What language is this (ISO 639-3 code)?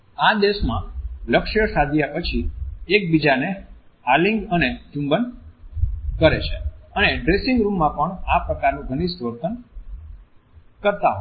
guj